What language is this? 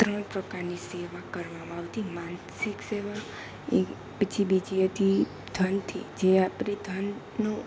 Gujarati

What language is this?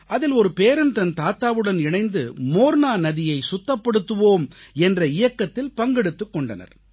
Tamil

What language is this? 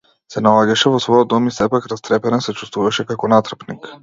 Macedonian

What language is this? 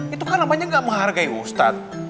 Indonesian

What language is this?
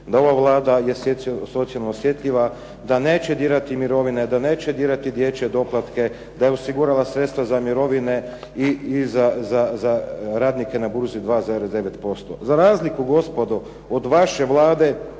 Croatian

